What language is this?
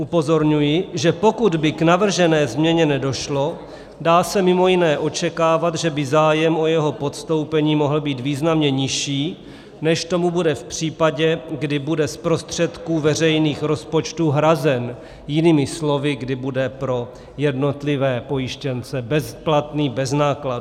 Czech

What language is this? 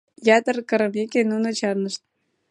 Mari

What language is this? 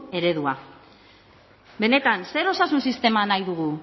Basque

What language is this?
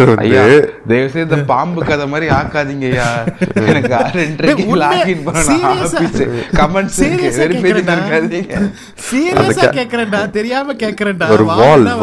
Tamil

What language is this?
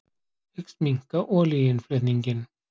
Icelandic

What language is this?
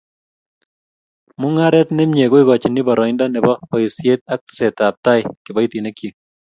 Kalenjin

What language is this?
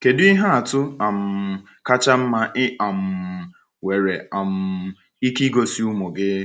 Igbo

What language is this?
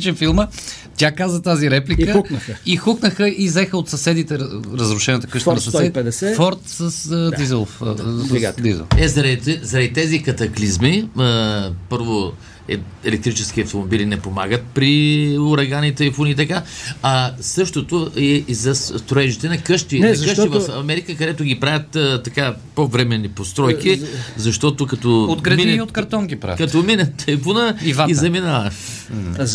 Bulgarian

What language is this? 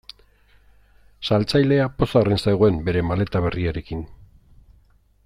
Basque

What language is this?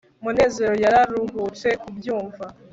Kinyarwanda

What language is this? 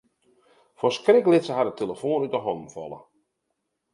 Western Frisian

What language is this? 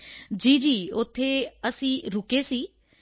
Punjabi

